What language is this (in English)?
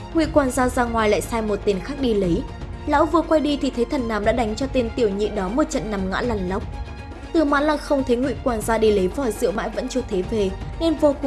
Vietnamese